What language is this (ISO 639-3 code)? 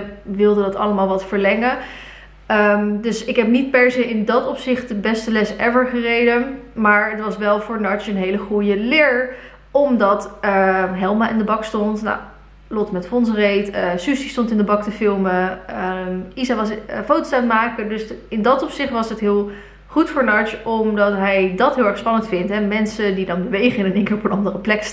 nld